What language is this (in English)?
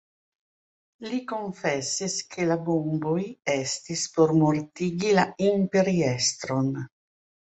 Esperanto